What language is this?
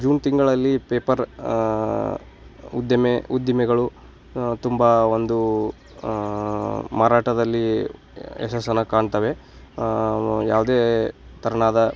Kannada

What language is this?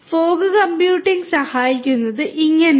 Malayalam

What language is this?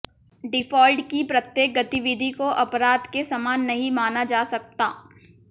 Hindi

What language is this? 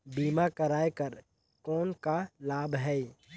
Chhattisgarhi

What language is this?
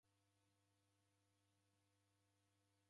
Taita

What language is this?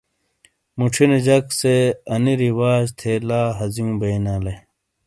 Shina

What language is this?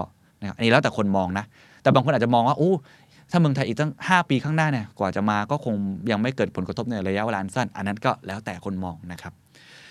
Thai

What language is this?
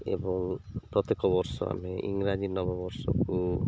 Odia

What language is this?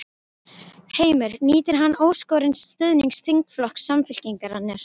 Icelandic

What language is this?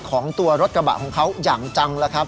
Thai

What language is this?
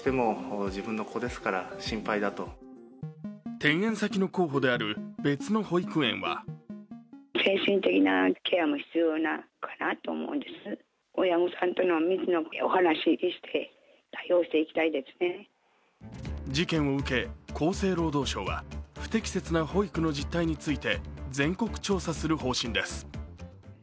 Japanese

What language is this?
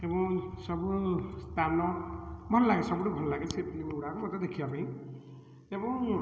Odia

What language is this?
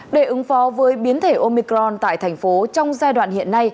Vietnamese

